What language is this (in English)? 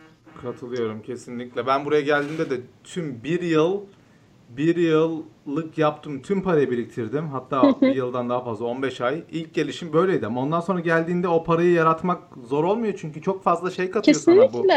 Turkish